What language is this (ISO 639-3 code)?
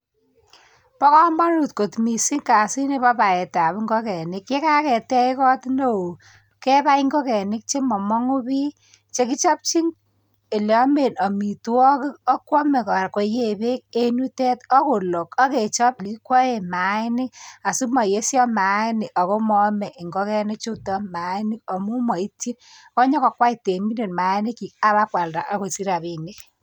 kln